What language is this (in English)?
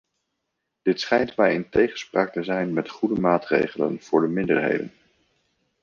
Dutch